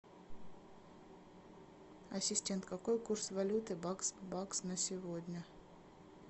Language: Russian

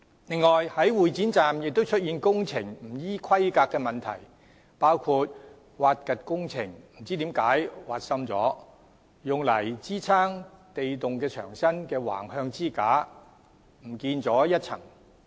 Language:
Cantonese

